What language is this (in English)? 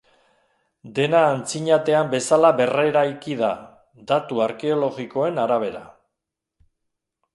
Basque